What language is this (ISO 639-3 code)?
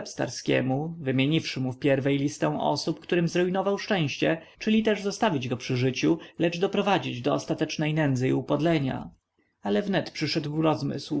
pol